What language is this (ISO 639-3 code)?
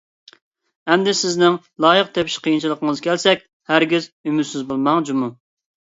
uig